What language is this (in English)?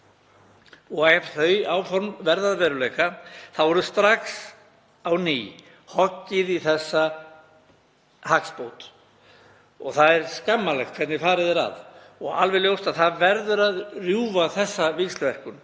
Icelandic